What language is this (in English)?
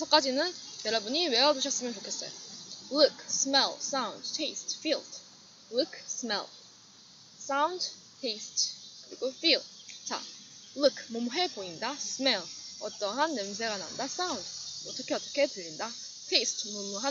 Korean